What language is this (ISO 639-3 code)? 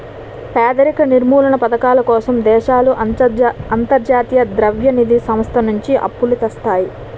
tel